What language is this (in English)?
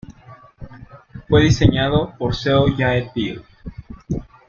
Spanish